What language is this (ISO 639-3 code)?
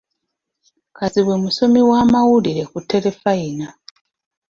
lug